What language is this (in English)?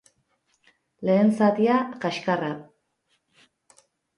Basque